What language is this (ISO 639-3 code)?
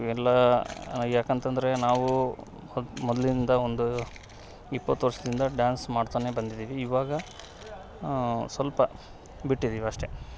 kan